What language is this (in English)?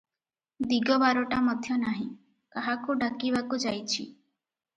Odia